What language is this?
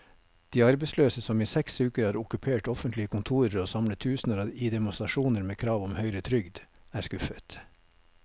Norwegian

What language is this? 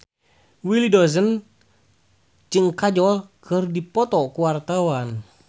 Sundanese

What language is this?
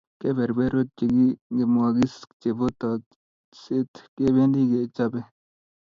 Kalenjin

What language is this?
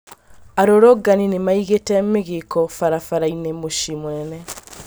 Kikuyu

